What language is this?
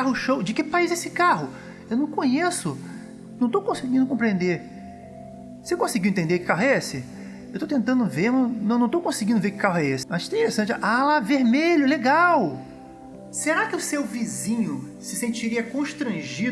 Portuguese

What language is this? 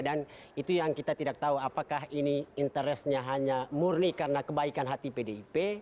Indonesian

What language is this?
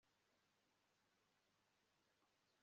Kinyarwanda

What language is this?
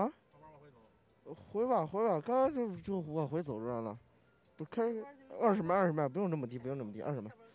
Chinese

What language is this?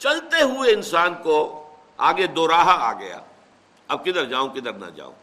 Urdu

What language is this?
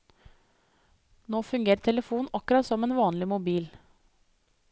Norwegian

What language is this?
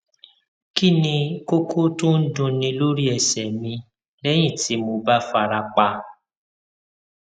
Yoruba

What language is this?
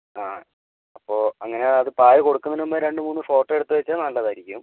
Malayalam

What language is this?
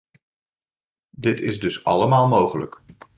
Dutch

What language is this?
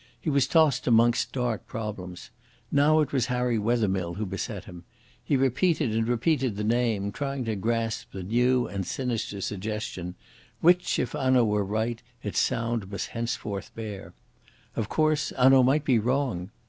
English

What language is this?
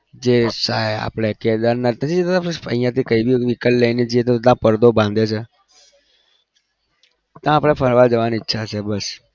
Gujarati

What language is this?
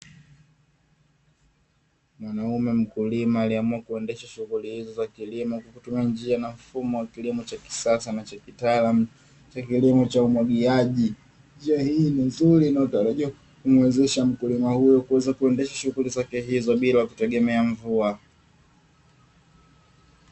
Swahili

